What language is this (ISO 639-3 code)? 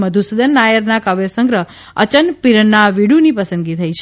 guj